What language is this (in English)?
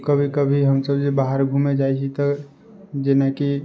Maithili